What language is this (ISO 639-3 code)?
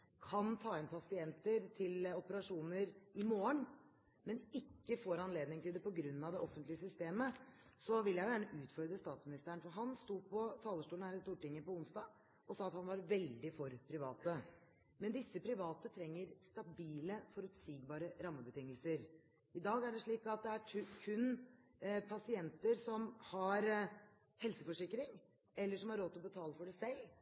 nob